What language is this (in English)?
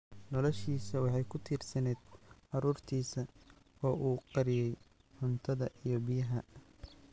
Somali